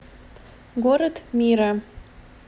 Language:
Russian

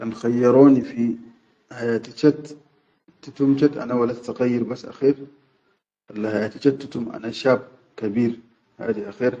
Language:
Chadian Arabic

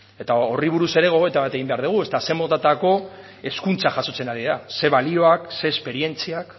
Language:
Basque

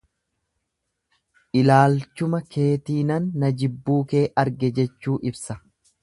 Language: Oromo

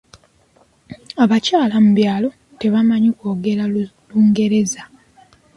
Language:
Ganda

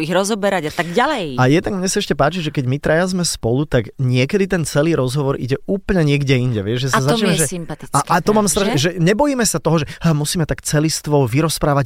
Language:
Slovak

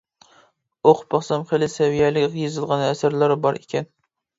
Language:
Uyghur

